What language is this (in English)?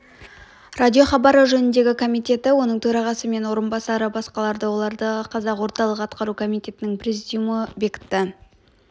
Kazakh